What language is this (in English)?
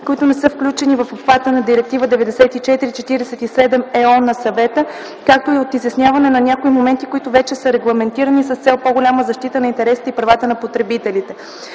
Bulgarian